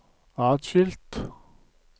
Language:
Norwegian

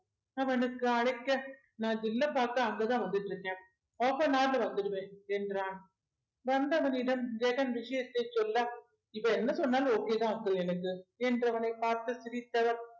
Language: Tamil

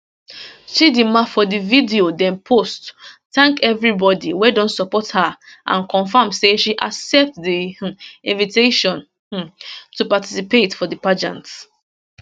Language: Nigerian Pidgin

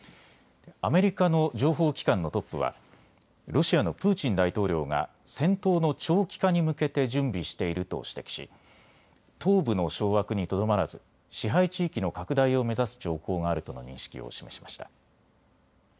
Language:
Japanese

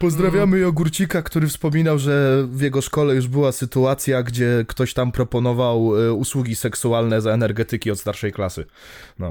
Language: Polish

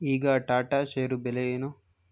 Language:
Kannada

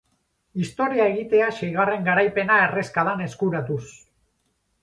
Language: Basque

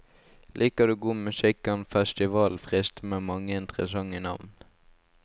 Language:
Norwegian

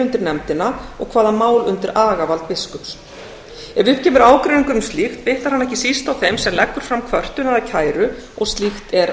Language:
Icelandic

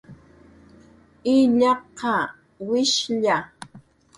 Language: Jaqaru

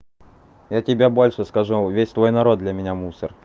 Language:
Russian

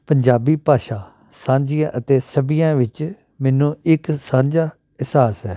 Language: Punjabi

